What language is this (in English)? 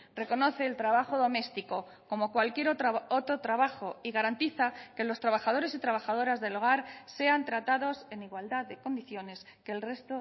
Spanish